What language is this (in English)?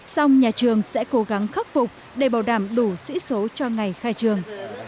Vietnamese